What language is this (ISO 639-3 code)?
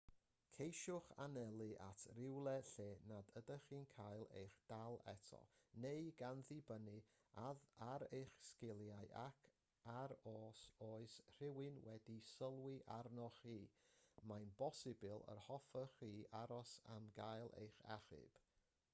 cym